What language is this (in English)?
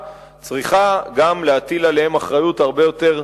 Hebrew